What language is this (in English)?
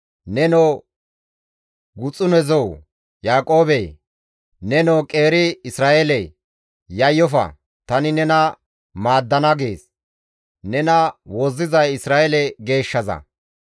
Gamo